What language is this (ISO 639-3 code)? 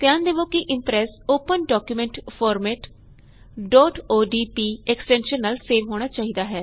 pan